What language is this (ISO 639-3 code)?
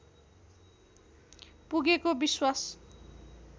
nep